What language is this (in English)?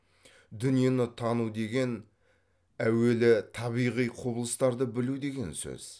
Kazakh